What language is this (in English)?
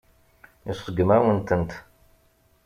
Kabyle